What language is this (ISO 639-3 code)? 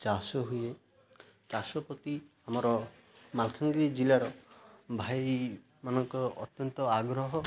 ori